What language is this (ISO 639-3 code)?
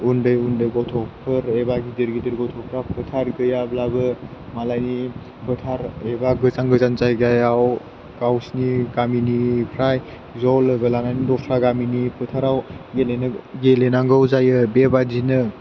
brx